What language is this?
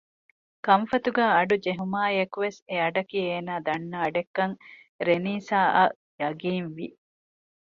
Divehi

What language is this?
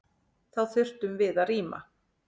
Icelandic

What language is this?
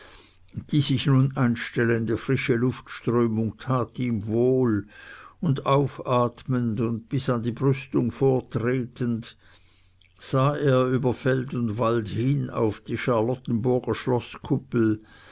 German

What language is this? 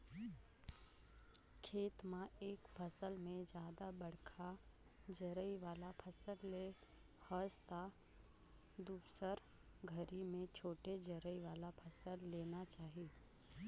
Chhattisgarhi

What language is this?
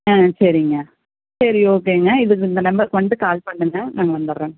Tamil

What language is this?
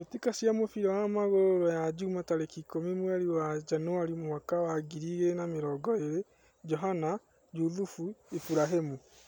Kikuyu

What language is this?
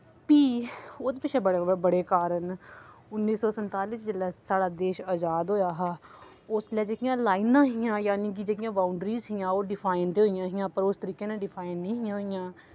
Dogri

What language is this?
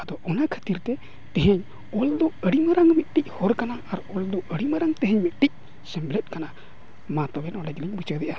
Santali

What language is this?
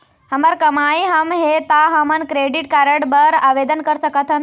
Chhattisgarhi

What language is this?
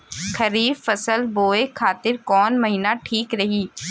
Bhojpuri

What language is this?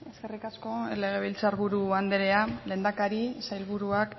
Basque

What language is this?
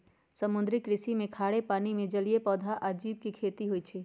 Magahi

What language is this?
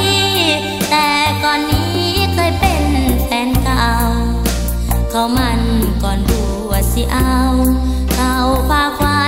Thai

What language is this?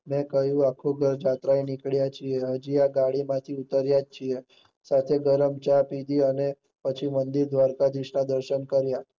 Gujarati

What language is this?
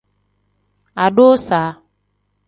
Tem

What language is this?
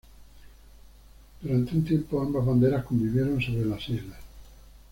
Spanish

